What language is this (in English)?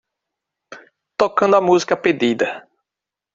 Portuguese